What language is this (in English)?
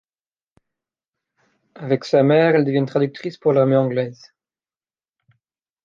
French